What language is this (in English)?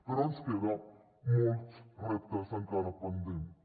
Catalan